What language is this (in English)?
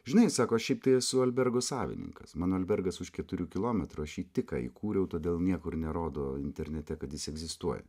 Lithuanian